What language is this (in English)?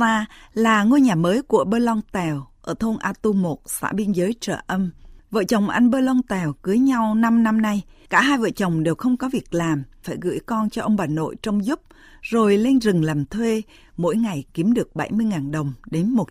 Vietnamese